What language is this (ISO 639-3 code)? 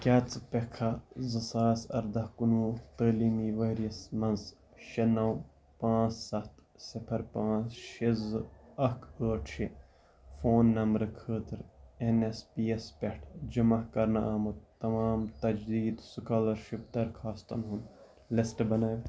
kas